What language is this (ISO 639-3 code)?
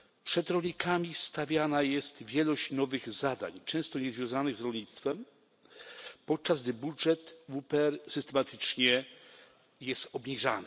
pol